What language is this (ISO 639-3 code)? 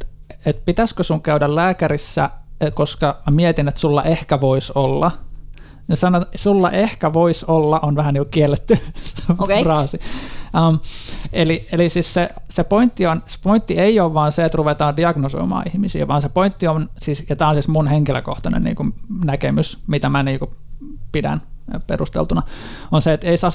fin